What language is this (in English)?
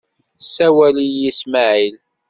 Kabyle